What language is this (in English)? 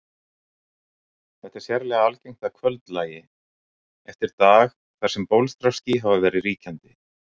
Icelandic